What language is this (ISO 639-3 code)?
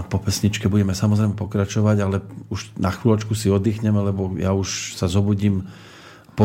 slk